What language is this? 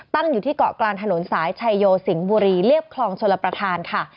Thai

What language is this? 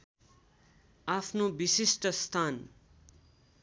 Nepali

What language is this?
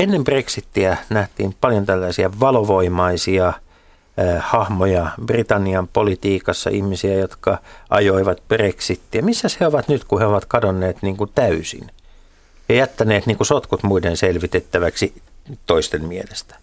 Finnish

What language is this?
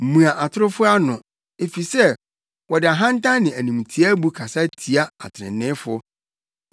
Akan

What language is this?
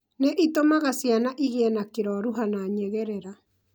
Kikuyu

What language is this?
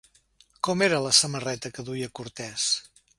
Catalan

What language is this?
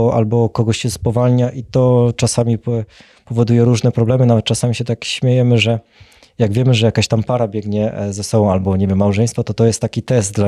Polish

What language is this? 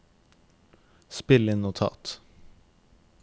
Norwegian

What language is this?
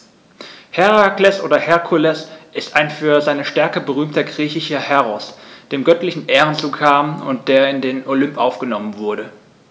German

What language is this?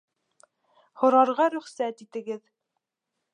Bashkir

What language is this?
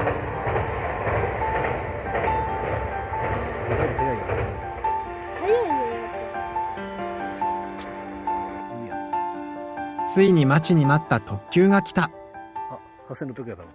Japanese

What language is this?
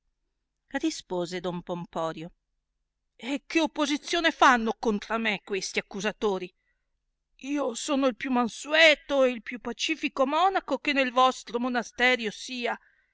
Italian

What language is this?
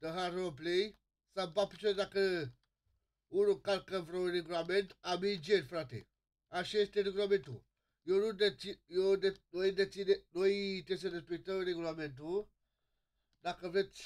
Romanian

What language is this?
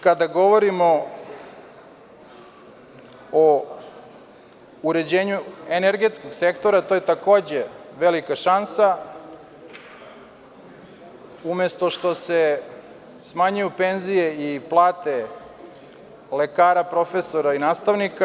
Serbian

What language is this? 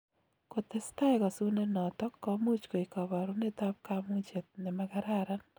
Kalenjin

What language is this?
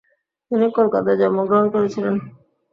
Bangla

